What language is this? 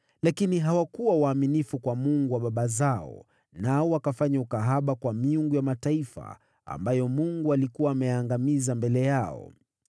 Swahili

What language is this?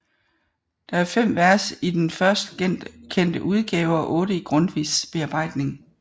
Danish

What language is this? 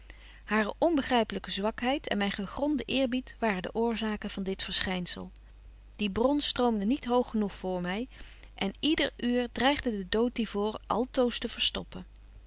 Dutch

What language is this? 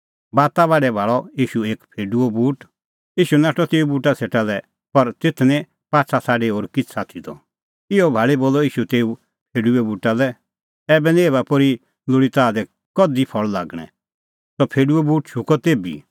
Kullu Pahari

